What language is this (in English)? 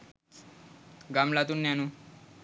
Sinhala